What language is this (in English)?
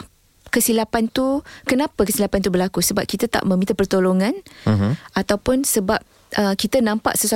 Malay